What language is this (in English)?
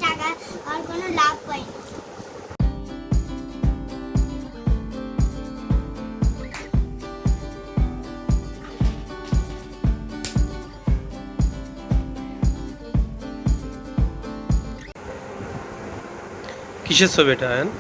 Bangla